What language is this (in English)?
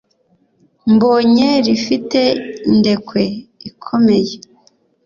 Kinyarwanda